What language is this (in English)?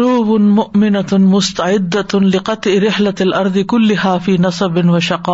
Urdu